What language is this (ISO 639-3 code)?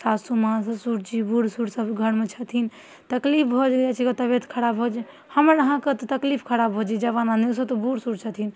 mai